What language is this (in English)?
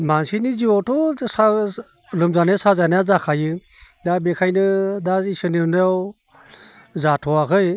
Bodo